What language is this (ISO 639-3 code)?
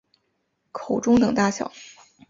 zho